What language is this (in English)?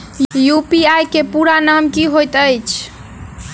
Maithili